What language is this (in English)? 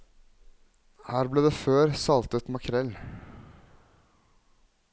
Norwegian